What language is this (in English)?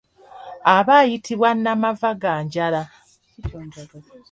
Ganda